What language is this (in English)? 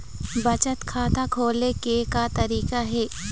Chhattisgarhi